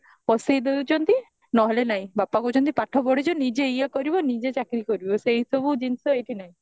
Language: Odia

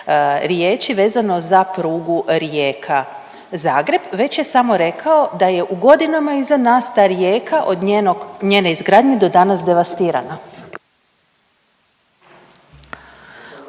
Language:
Croatian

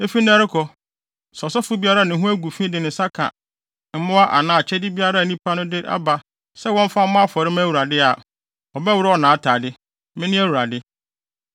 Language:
Akan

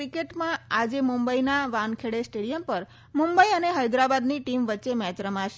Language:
Gujarati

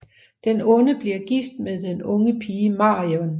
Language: Danish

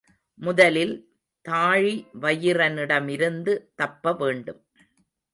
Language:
Tamil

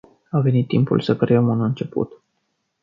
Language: Romanian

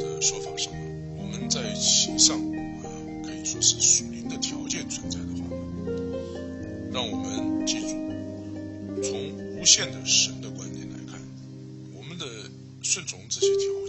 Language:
Chinese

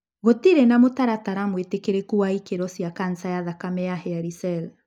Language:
Kikuyu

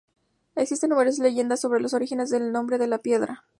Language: Spanish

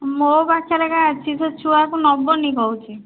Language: Odia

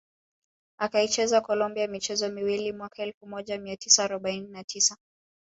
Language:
Swahili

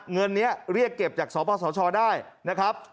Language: Thai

